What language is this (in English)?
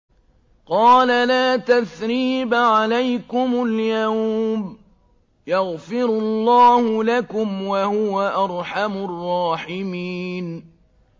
Arabic